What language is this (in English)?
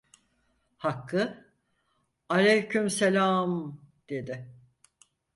Turkish